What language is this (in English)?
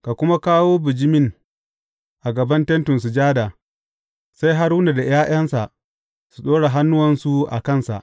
Hausa